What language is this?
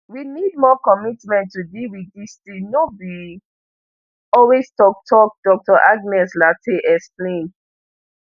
Nigerian Pidgin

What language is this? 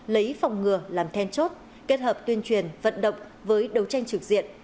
Vietnamese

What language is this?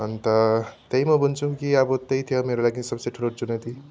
Nepali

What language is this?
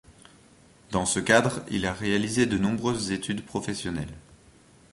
French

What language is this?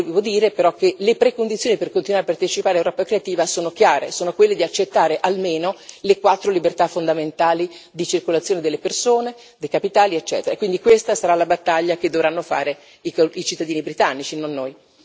Italian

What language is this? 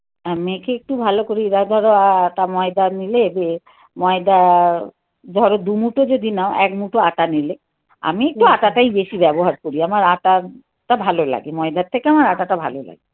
Bangla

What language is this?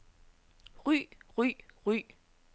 Danish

